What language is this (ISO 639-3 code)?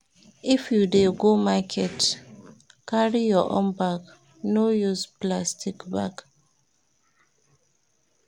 pcm